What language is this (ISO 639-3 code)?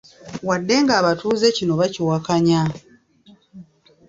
lug